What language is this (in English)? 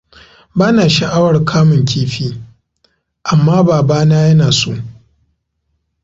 Hausa